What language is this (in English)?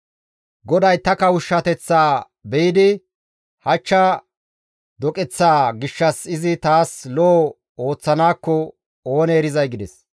Gamo